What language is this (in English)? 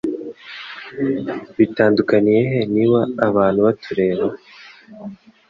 Kinyarwanda